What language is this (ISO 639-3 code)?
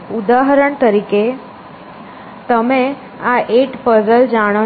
guj